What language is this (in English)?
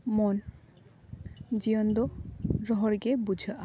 Santali